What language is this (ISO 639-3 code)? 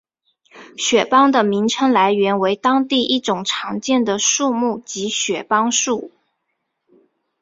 zho